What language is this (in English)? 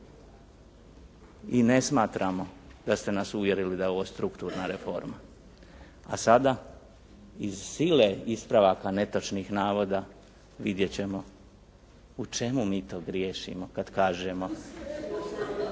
Croatian